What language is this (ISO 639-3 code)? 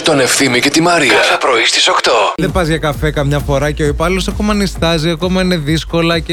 ell